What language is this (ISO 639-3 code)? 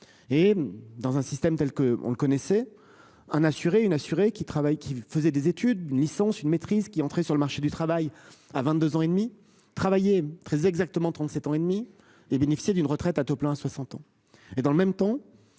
fra